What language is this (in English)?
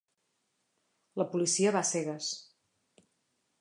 Catalan